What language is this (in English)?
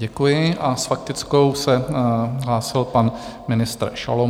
Czech